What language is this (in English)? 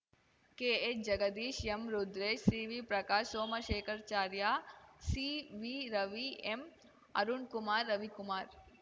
Kannada